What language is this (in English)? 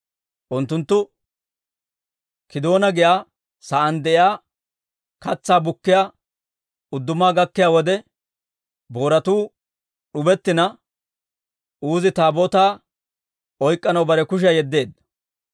Dawro